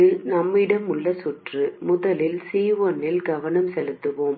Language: Tamil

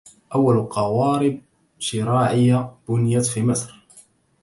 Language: Arabic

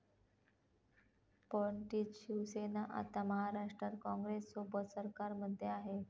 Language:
Marathi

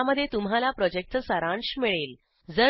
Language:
Marathi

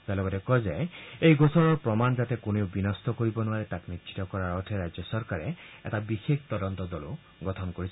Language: Assamese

